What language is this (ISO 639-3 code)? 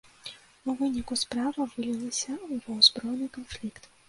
bel